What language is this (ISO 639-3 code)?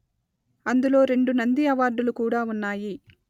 tel